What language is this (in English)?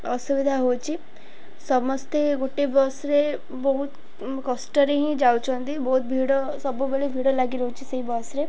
Odia